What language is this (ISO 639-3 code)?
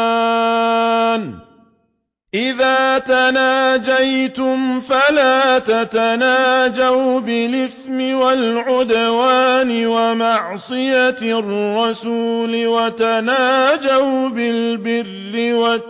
ara